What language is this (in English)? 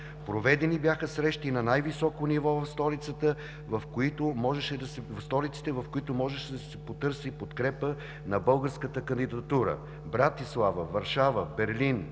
Bulgarian